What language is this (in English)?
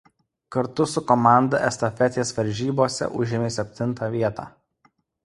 Lithuanian